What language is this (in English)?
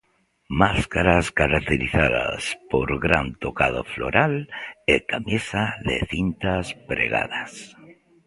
Galician